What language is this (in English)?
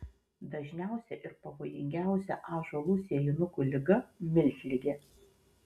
Lithuanian